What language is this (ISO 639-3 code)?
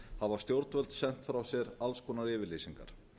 isl